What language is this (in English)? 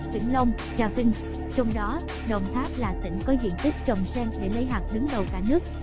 Vietnamese